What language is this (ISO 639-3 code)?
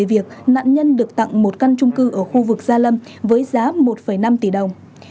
vie